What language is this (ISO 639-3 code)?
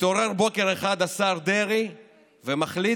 heb